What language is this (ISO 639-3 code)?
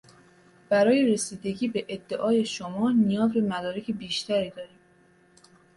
fas